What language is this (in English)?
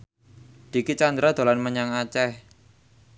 Javanese